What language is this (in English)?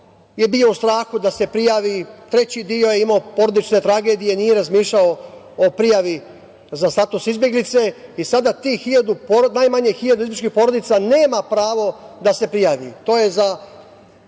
Serbian